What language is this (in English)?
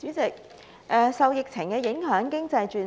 Cantonese